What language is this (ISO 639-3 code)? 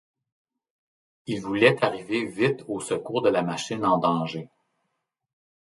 fra